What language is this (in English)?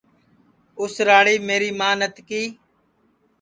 Sansi